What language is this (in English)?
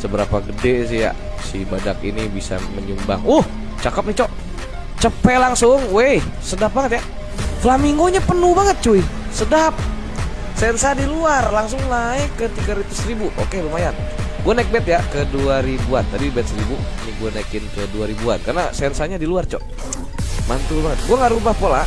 Indonesian